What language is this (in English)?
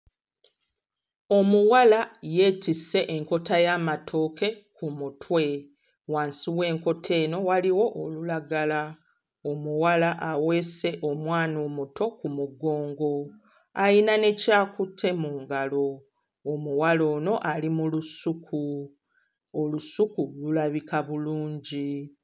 Ganda